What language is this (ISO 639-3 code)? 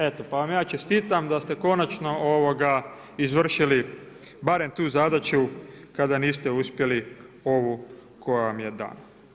hrv